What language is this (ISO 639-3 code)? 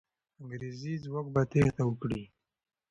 pus